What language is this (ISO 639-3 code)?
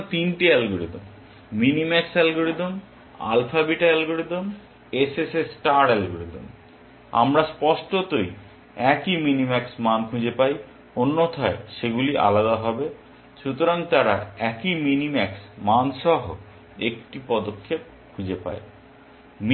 ben